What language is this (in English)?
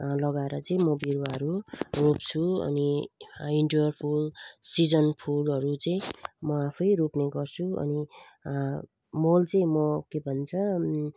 Nepali